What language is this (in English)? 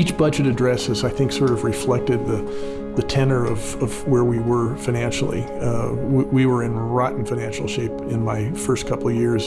English